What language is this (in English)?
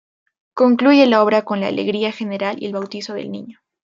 Spanish